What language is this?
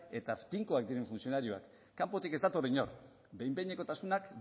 Basque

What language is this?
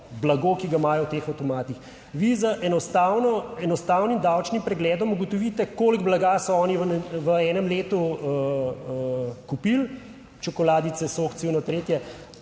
Slovenian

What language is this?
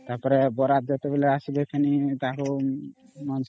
Odia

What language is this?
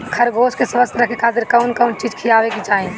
Bhojpuri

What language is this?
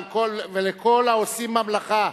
Hebrew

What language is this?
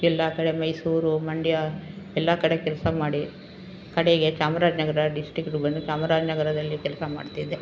Kannada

